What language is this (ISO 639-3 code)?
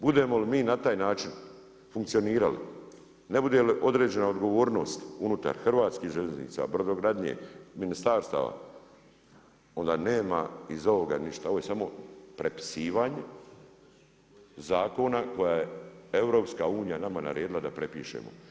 hrv